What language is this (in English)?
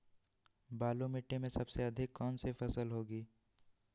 Magahi